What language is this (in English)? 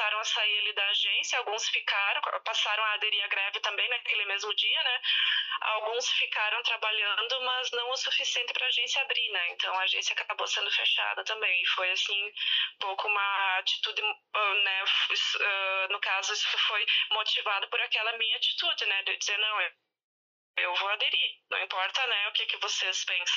Portuguese